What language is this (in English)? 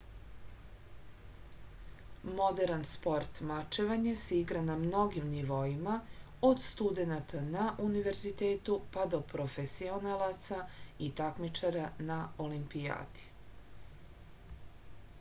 Serbian